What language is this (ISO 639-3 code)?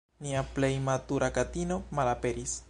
epo